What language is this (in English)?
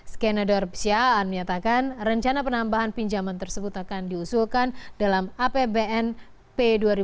Indonesian